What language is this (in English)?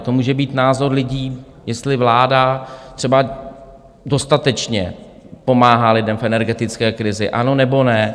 Czech